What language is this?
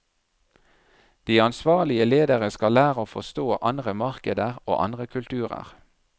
Norwegian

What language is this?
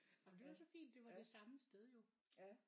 Danish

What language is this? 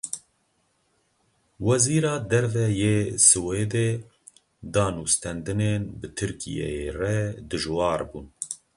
Kurdish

